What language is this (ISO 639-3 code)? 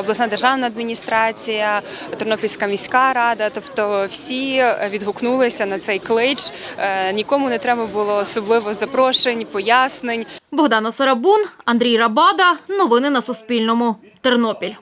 ukr